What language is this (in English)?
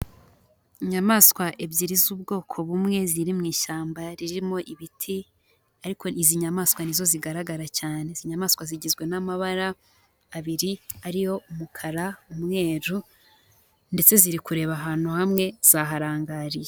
Kinyarwanda